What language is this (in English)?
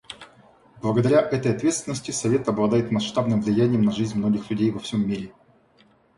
Russian